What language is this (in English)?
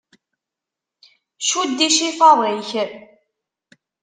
Kabyle